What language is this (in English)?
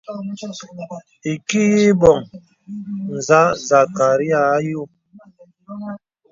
Bebele